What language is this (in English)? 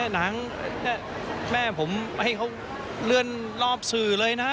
Thai